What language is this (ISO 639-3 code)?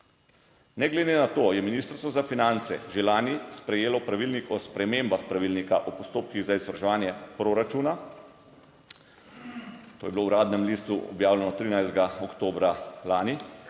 slv